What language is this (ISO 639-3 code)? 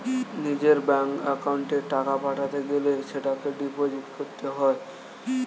ben